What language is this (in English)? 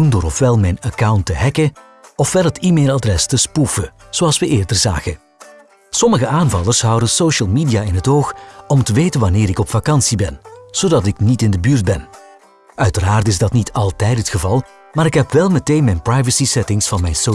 Dutch